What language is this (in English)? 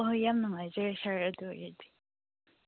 Manipuri